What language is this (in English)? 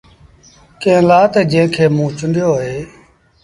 Sindhi Bhil